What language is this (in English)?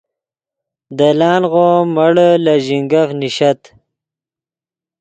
Yidgha